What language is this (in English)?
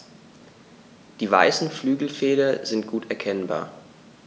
German